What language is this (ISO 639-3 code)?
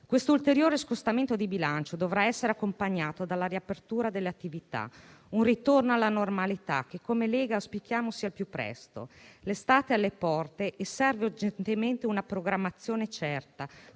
ita